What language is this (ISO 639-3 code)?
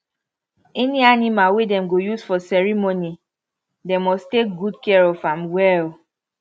pcm